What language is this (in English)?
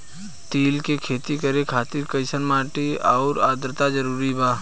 Bhojpuri